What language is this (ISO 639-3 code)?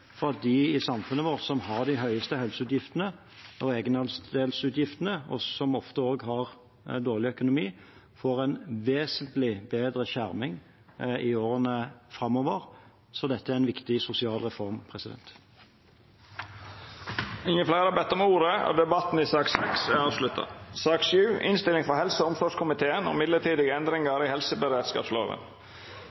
nor